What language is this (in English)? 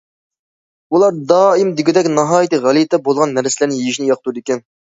Uyghur